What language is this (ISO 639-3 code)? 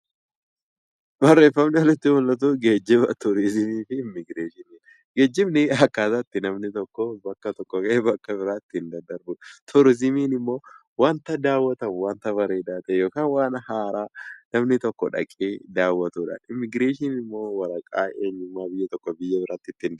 orm